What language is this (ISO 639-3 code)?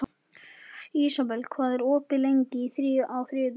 isl